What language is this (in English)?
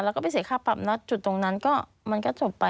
Thai